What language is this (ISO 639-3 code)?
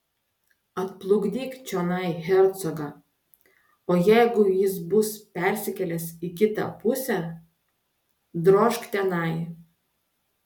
lit